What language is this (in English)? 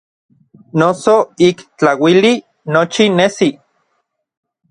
Orizaba Nahuatl